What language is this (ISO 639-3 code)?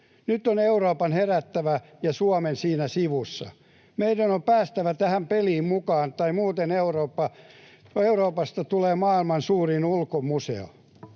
fin